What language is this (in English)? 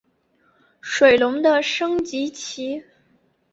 Chinese